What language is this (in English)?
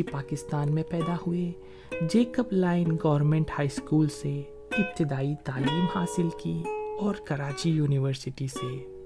Urdu